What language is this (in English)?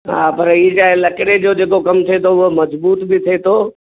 Sindhi